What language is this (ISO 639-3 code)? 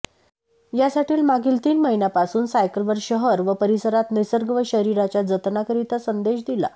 mar